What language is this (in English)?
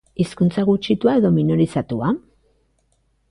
Basque